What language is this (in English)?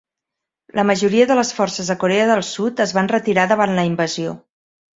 Catalan